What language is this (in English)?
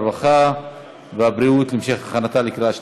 Hebrew